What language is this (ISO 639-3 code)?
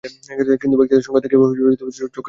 ben